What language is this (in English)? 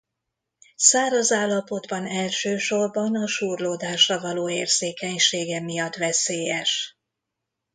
Hungarian